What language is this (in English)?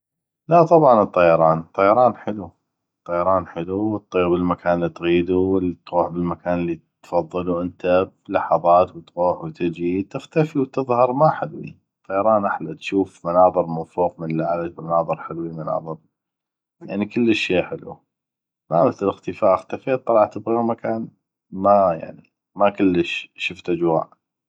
North Mesopotamian Arabic